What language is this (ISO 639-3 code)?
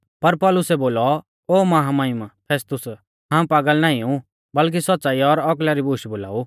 bfz